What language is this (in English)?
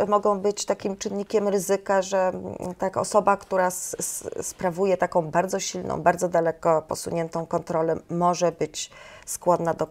Polish